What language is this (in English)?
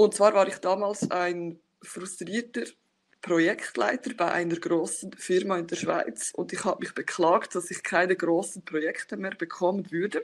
German